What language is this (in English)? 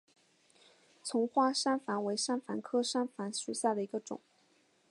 Chinese